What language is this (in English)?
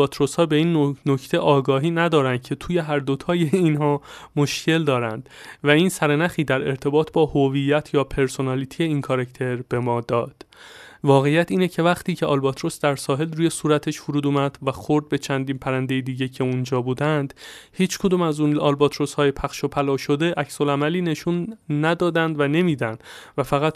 Persian